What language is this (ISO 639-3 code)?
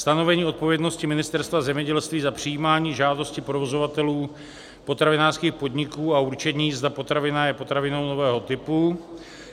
ces